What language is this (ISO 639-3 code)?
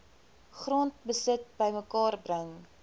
afr